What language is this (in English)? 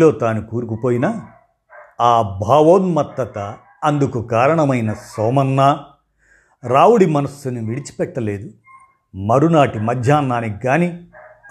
Telugu